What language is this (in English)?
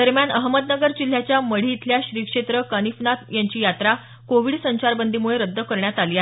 Marathi